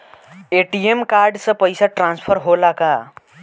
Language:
Bhojpuri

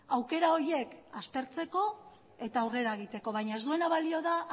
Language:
Basque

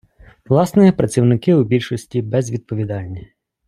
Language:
Ukrainian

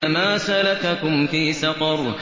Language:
Arabic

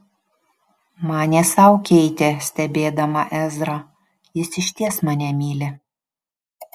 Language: Lithuanian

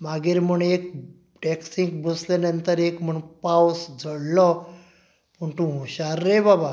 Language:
Konkani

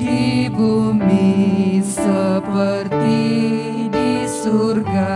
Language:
Indonesian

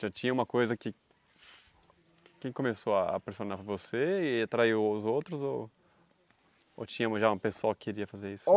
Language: Portuguese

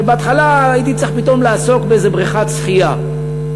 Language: Hebrew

